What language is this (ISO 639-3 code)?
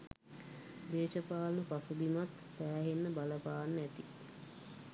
sin